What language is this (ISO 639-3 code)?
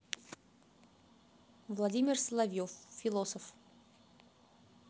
rus